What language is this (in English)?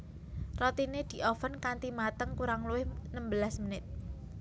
Javanese